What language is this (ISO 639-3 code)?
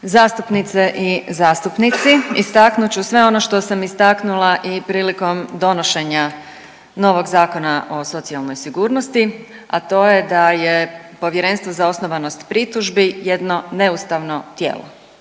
hrv